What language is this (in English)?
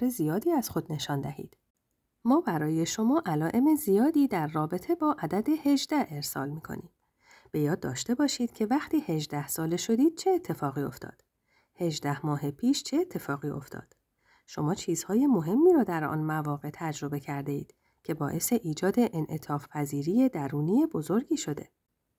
Persian